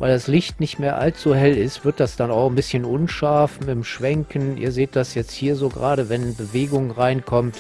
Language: German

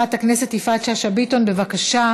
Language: Hebrew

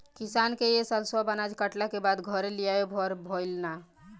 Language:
Bhojpuri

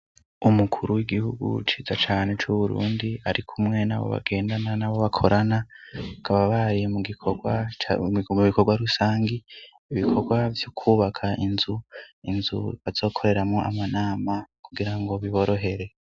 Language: Rundi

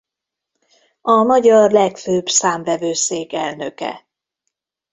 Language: Hungarian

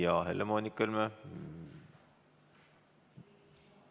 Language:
Estonian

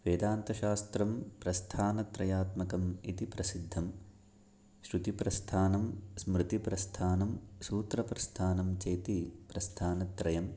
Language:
Sanskrit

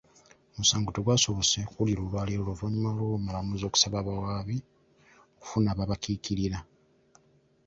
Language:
Ganda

